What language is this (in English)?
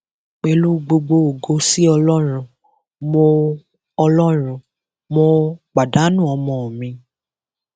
Yoruba